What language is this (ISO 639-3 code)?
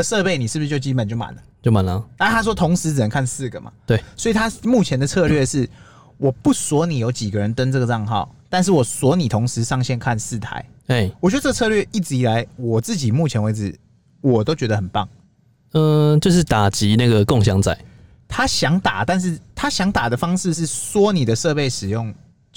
zho